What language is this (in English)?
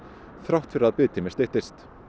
Icelandic